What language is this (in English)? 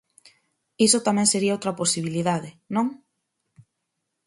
Galician